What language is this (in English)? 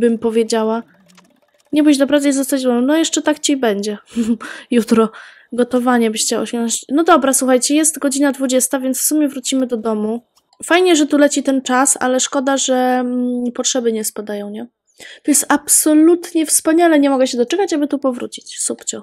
Polish